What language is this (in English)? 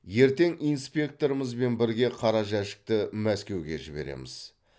Kazakh